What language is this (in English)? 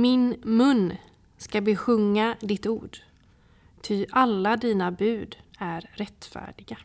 Swedish